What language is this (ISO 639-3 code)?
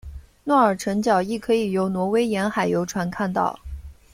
zho